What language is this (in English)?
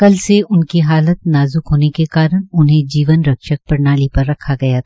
Hindi